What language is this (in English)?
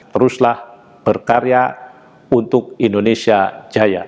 Indonesian